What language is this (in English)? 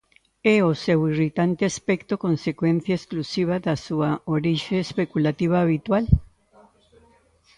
Galician